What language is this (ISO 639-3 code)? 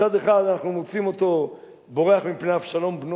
heb